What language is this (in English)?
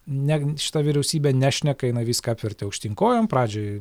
Lithuanian